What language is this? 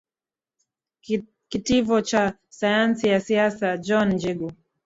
Swahili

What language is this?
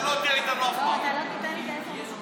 Hebrew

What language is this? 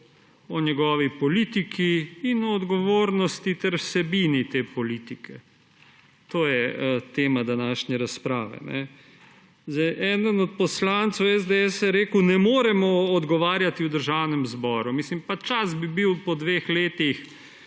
Slovenian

